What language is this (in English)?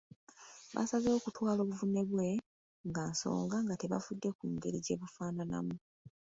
Ganda